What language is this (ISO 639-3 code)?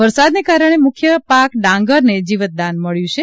guj